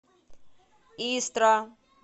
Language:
Russian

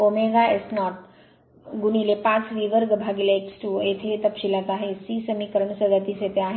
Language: Marathi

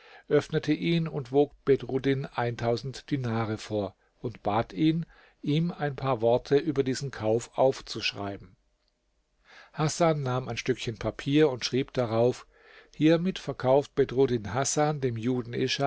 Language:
German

